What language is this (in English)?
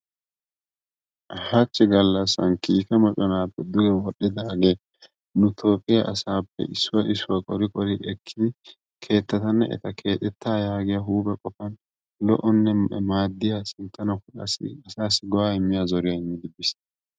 Wolaytta